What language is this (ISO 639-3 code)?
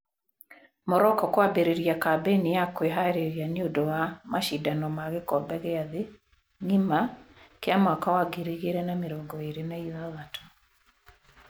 kik